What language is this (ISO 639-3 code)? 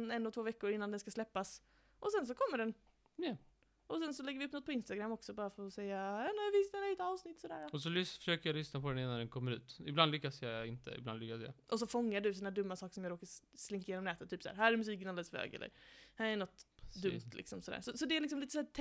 swe